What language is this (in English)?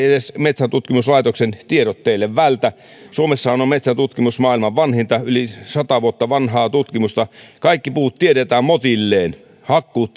Finnish